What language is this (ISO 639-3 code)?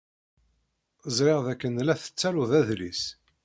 kab